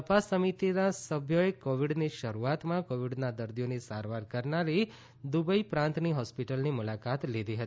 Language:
Gujarati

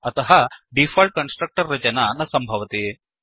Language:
Sanskrit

